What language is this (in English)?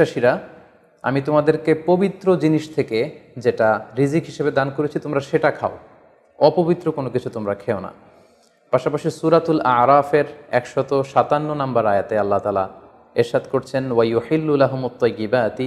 Bangla